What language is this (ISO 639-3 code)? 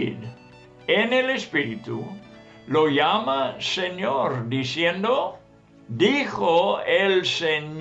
spa